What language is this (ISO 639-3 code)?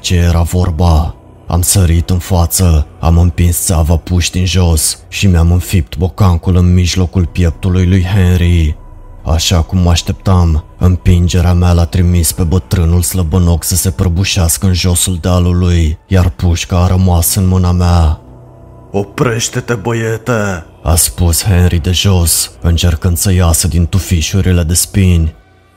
ron